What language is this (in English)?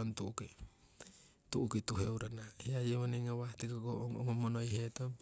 Siwai